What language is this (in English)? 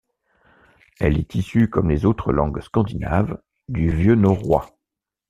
French